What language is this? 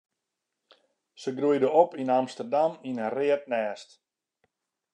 Western Frisian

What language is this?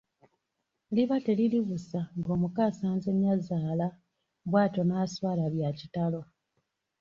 Ganda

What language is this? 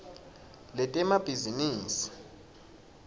Swati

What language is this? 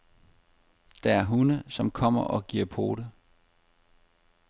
Danish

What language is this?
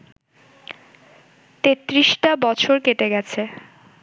Bangla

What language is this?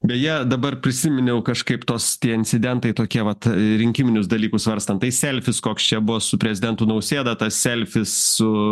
Lithuanian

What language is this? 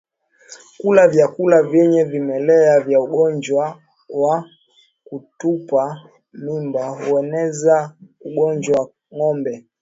Swahili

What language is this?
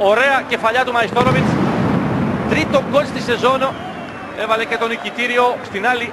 Greek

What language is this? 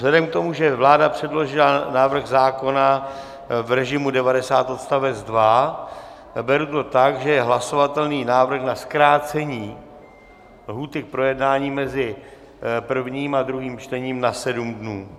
Czech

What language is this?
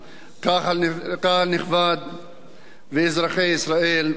Hebrew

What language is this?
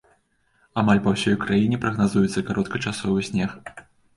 Belarusian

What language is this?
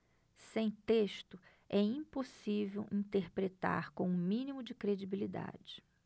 Portuguese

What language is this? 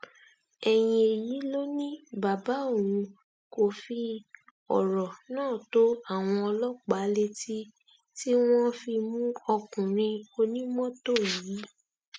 Yoruba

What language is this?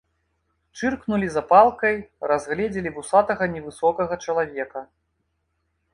Belarusian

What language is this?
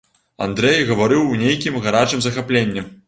Belarusian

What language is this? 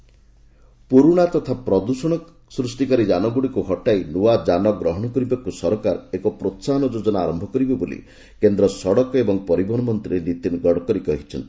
Odia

